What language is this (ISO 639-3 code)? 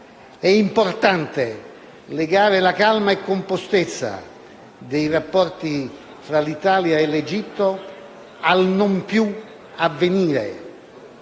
ita